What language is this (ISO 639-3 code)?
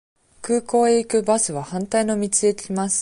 jpn